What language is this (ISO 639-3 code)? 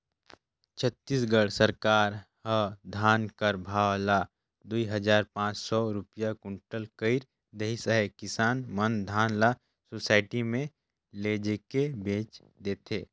hne